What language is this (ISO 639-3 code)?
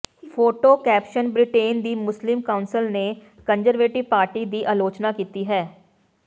pan